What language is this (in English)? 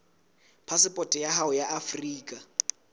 Southern Sotho